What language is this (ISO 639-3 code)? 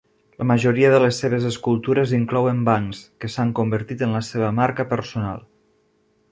cat